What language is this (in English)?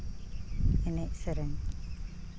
Santali